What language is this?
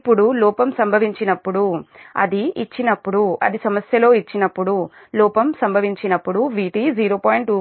Telugu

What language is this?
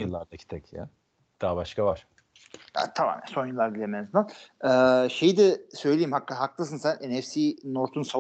Turkish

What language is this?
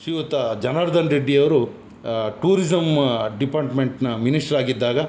Kannada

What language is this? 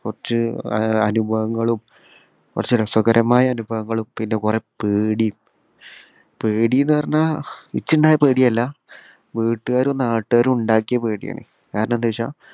Malayalam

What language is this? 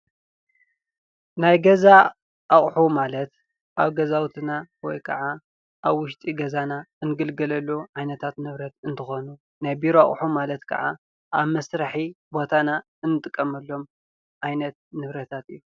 Tigrinya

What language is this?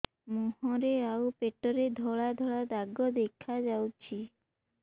Odia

